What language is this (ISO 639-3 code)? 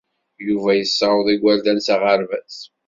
kab